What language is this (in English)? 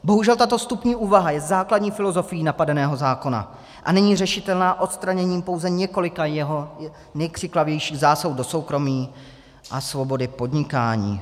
Czech